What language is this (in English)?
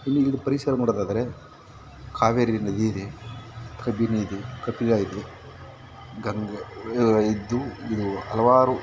Kannada